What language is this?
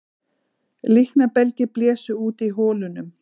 Icelandic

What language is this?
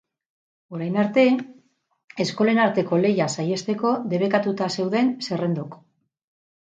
Basque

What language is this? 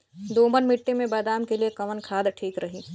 Bhojpuri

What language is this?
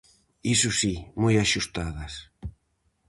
Galician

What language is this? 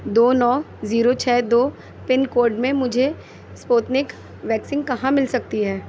Urdu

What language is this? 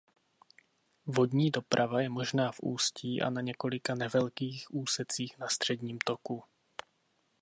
Czech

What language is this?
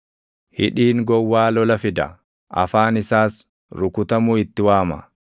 Oromo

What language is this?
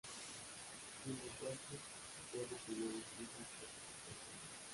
Spanish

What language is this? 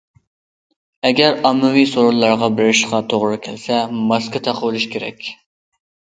Uyghur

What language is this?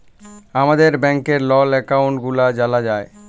Bangla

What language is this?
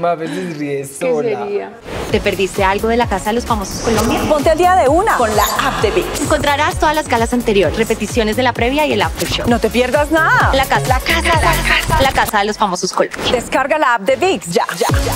Spanish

